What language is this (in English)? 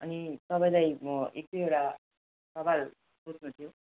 Nepali